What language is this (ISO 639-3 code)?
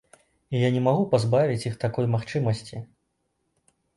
bel